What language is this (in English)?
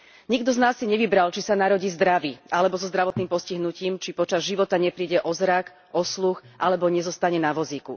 Slovak